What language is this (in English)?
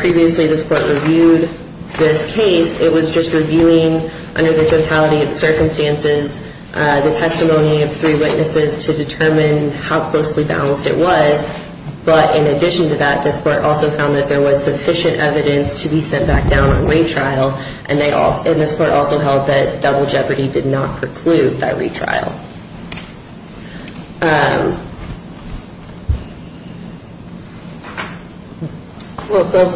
English